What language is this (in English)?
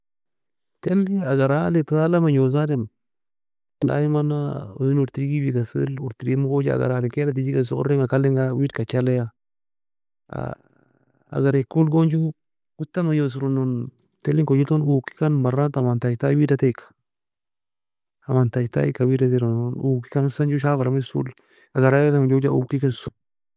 Nobiin